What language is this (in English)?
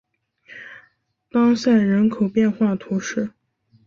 Chinese